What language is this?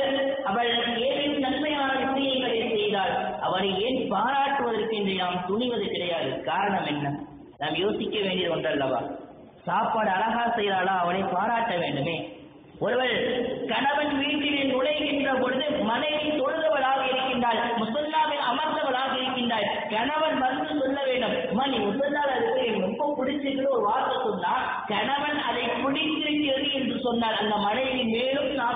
Arabic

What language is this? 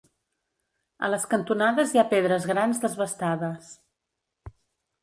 Catalan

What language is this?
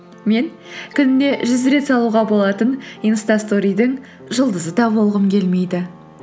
Kazakh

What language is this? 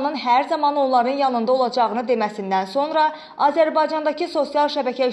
Azerbaijani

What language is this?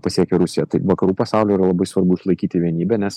Lithuanian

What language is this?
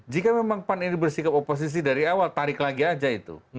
Indonesian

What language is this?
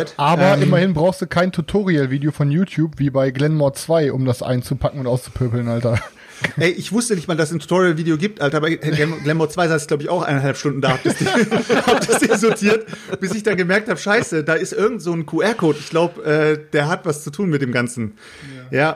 German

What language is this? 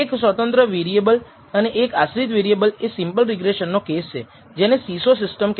Gujarati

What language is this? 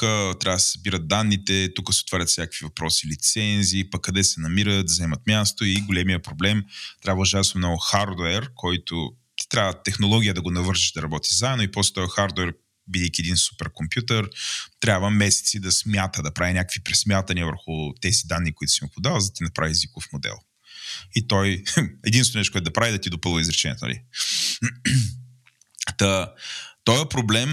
Bulgarian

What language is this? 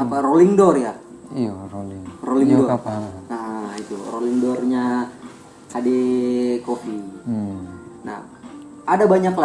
Indonesian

